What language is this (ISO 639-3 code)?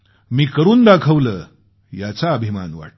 mar